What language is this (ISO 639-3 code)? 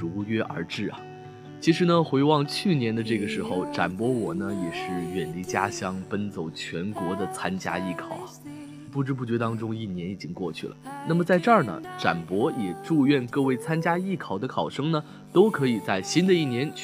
zho